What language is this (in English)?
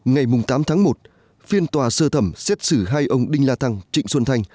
Vietnamese